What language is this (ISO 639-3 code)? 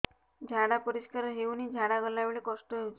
ori